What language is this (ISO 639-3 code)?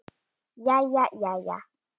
isl